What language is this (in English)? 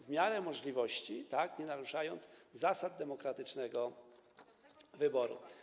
Polish